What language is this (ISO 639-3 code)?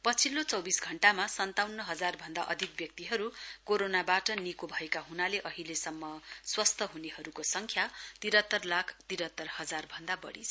nep